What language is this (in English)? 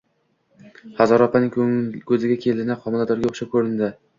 Uzbek